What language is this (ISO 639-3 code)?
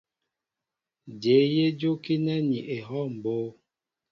mbo